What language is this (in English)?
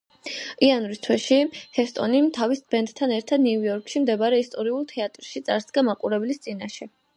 Georgian